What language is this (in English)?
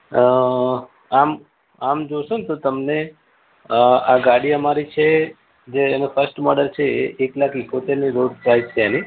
Gujarati